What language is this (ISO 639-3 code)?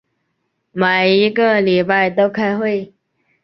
zho